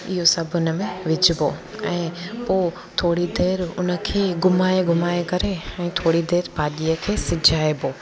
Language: Sindhi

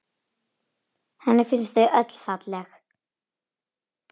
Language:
Icelandic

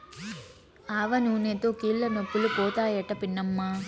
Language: Telugu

